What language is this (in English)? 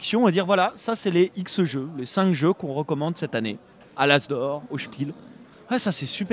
French